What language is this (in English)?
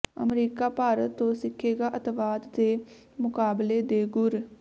Punjabi